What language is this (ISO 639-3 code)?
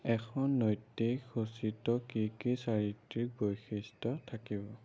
asm